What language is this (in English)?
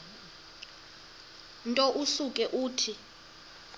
Xhosa